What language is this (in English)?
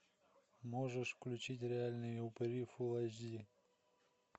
Russian